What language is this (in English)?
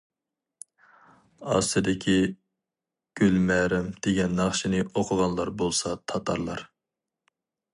Uyghur